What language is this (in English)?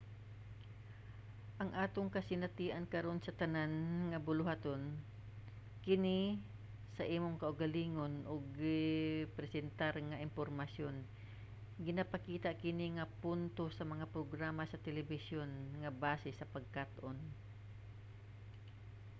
Cebuano